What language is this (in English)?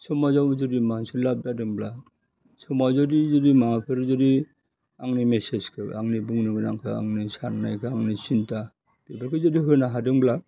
Bodo